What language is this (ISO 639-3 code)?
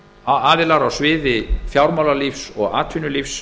isl